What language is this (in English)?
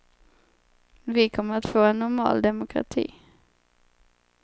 Swedish